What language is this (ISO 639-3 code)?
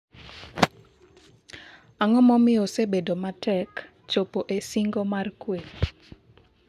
luo